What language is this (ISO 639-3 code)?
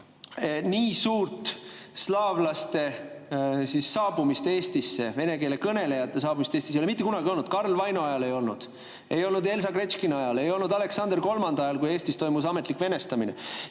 est